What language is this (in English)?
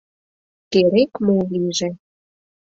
Mari